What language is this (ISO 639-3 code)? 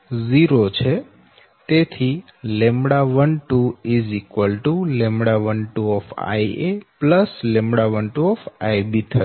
guj